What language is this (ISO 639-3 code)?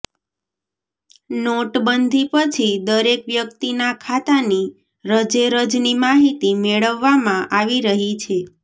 guj